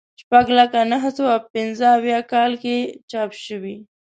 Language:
Pashto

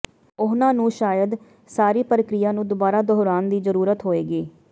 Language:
Punjabi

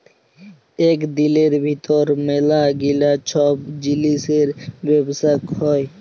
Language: Bangla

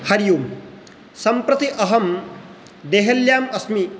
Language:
Sanskrit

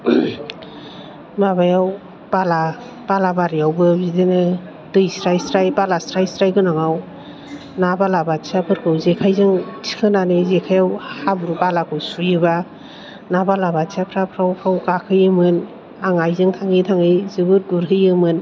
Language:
Bodo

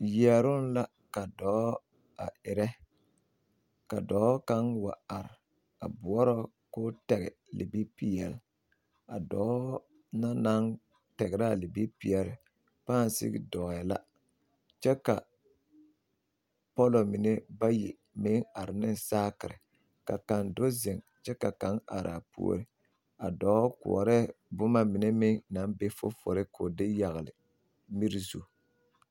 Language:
Southern Dagaare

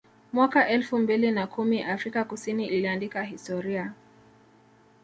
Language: Swahili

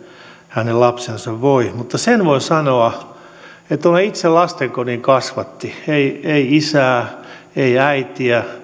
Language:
Finnish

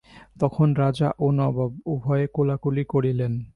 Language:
Bangla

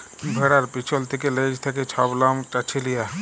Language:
Bangla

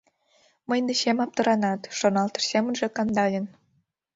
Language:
Mari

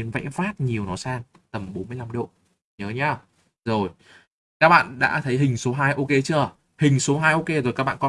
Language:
Vietnamese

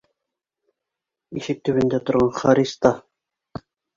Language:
Bashkir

